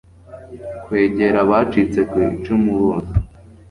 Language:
Kinyarwanda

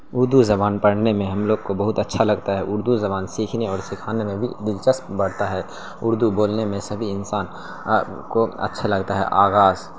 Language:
Urdu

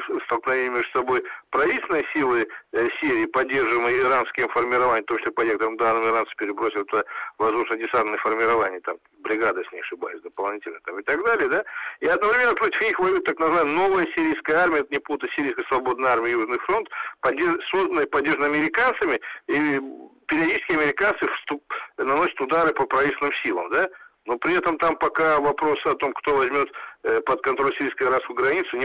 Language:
Russian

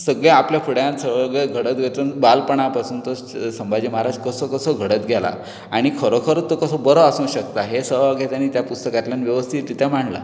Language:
Konkani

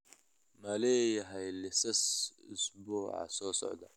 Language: Somali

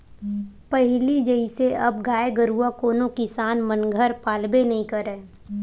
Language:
Chhattisgarhi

